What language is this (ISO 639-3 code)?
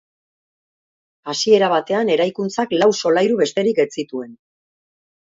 eus